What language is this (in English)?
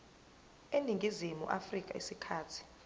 Zulu